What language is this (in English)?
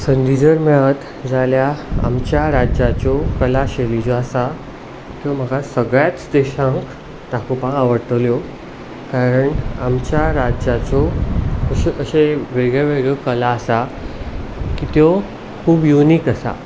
Konkani